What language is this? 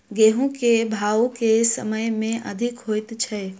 Maithili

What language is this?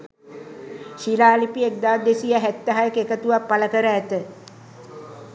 Sinhala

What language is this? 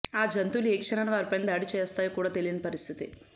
Telugu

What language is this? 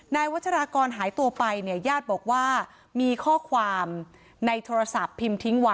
Thai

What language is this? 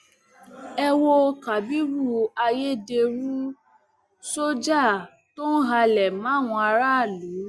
Yoruba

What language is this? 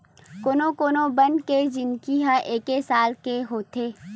Chhattisgarhi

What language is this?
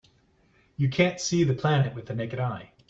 English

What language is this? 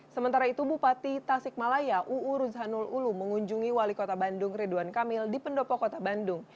Indonesian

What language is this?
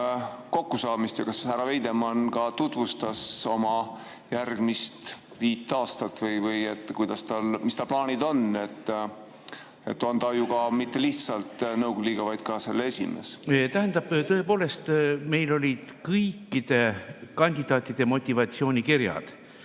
Estonian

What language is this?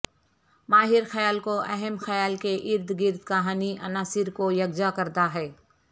Urdu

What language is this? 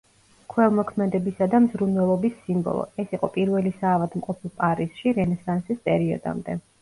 Georgian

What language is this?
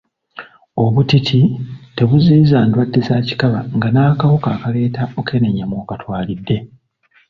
Ganda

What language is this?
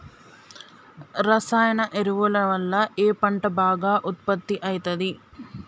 Telugu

